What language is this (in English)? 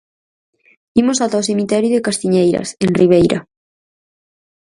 Galician